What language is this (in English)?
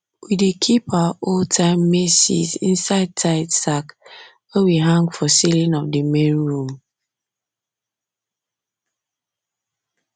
Nigerian Pidgin